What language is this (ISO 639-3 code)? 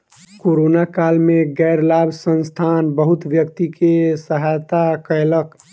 mai